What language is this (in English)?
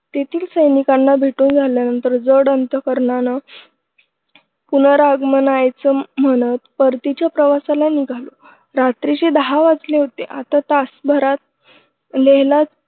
Marathi